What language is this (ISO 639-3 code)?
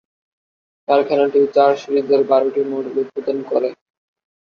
ben